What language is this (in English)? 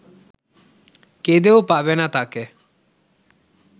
Bangla